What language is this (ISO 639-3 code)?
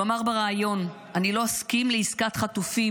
heb